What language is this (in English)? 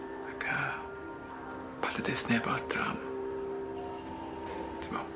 Welsh